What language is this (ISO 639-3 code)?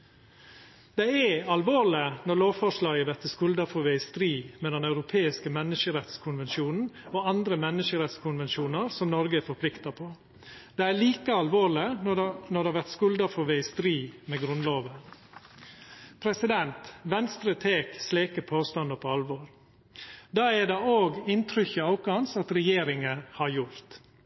nno